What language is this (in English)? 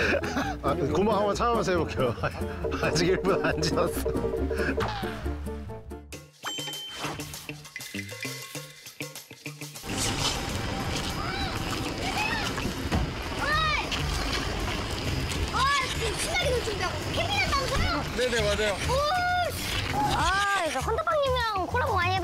Korean